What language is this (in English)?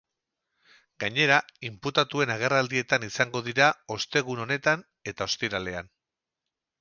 Basque